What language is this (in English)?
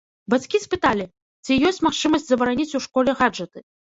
Belarusian